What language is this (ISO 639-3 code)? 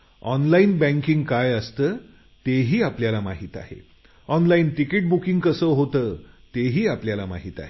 mar